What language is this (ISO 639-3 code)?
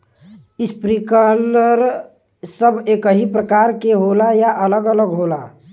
bho